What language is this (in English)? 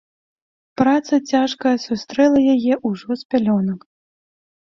Belarusian